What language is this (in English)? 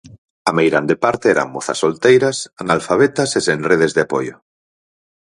Galician